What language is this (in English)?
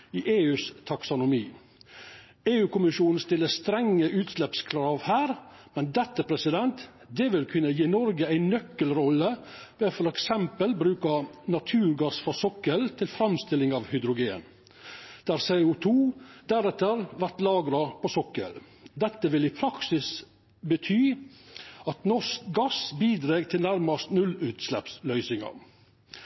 Norwegian Nynorsk